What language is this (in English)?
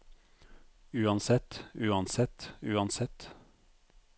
Norwegian